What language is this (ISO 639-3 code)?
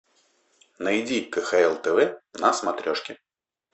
rus